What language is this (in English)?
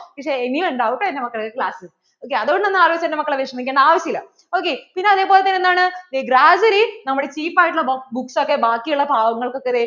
Malayalam